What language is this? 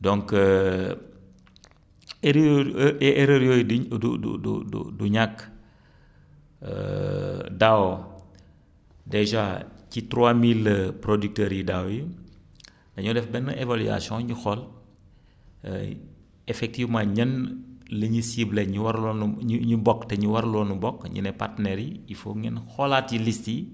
Wolof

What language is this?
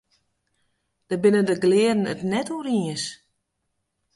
Western Frisian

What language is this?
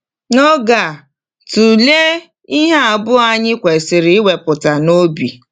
Igbo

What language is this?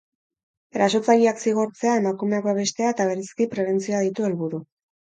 Basque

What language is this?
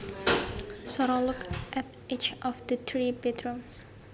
Javanese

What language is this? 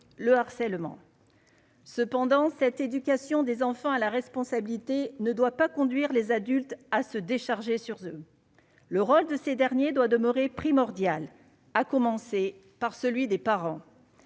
French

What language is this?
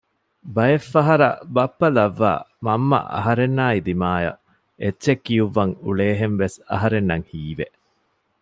Divehi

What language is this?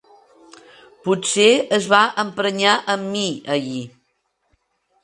Catalan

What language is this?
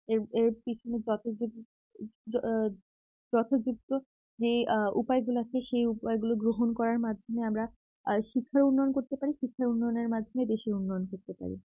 Bangla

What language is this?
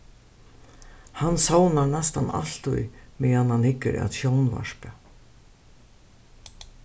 Faroese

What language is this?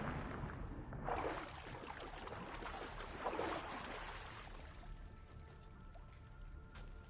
German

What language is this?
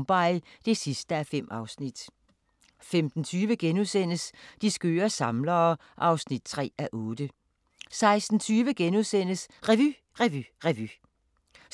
Danish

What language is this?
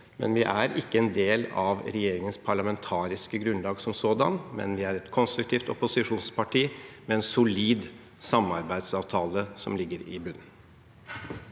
Norwegian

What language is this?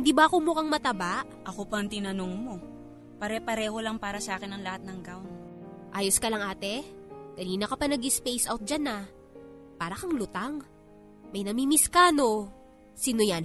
Filipino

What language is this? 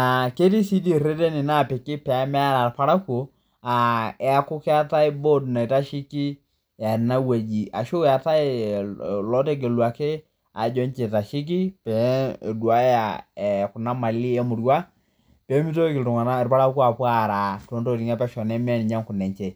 Masai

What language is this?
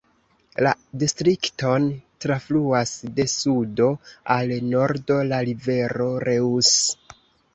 Esperanto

